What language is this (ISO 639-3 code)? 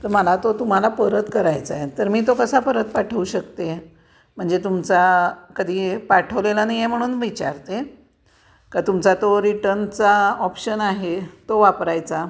mar